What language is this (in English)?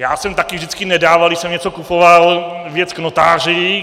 Czech